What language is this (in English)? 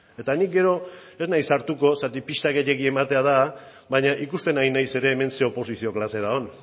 Basque